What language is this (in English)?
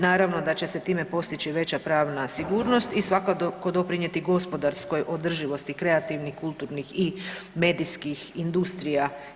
Croatian